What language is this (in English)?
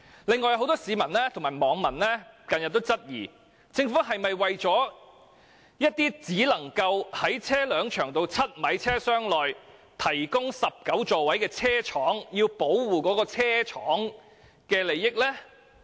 Cantonese